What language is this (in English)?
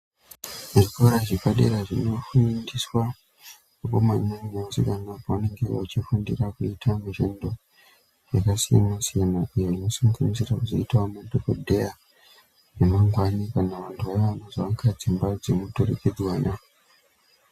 Ndau